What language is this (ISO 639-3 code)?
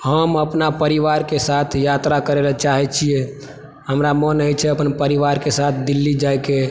mai